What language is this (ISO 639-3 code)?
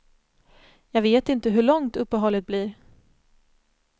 swe